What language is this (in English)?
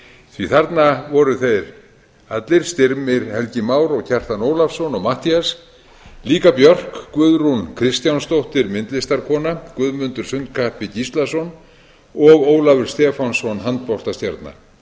Icelandic